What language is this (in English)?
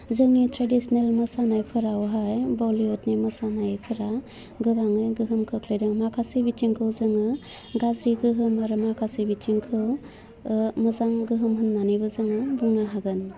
Bodo